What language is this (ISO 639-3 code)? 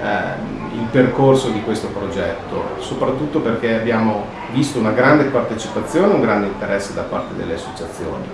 ita